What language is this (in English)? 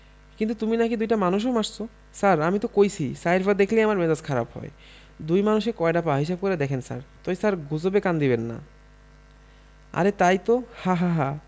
Bangla